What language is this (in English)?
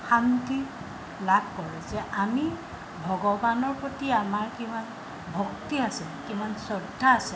Assamese